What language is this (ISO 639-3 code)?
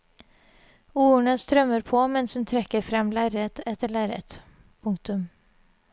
nor